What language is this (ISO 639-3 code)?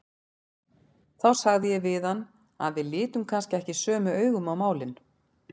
isl